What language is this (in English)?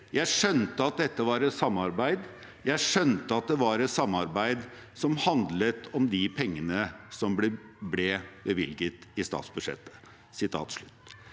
Norwegian